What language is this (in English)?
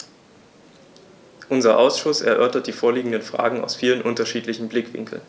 German